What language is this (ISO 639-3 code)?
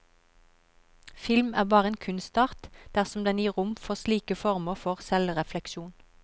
nor